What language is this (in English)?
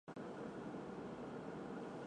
Chinese